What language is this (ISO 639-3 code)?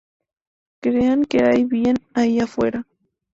spa